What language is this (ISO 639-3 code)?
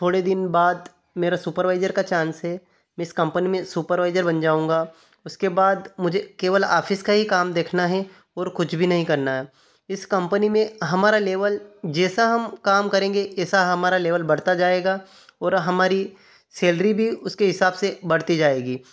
hin